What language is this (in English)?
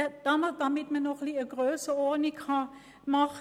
Swiss German